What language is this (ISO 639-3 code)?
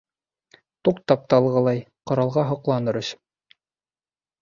bak